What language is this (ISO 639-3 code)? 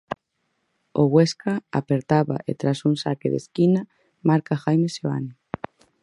glg